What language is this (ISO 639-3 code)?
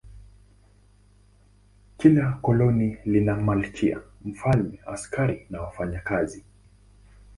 swa